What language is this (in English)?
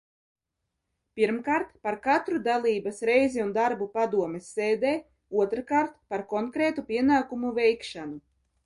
Latvian